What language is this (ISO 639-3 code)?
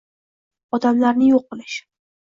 uzb